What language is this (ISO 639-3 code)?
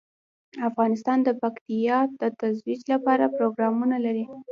pus